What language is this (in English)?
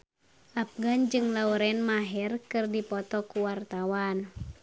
Sundanese